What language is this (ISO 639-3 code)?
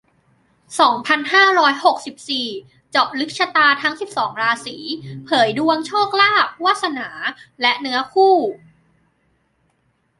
tha